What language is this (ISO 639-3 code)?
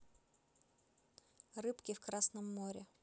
rus